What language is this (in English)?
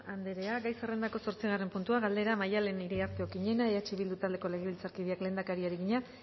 Basque